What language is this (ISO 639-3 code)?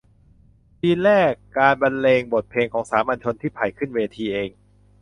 tha